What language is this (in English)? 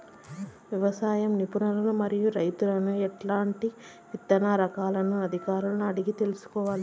Telugu